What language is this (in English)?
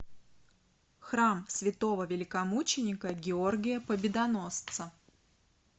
Russian